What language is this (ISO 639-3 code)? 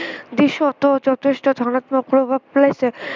asm